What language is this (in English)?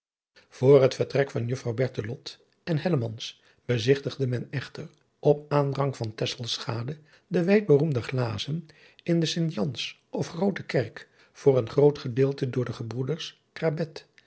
Dutch